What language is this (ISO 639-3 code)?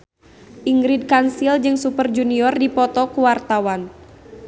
sun